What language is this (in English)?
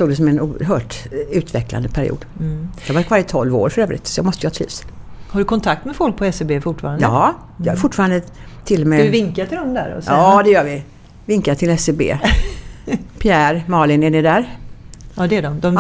Swedish